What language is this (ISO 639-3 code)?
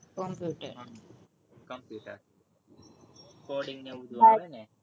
guj